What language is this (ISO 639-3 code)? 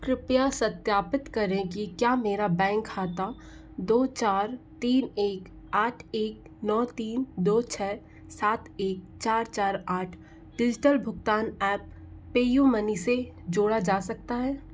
hin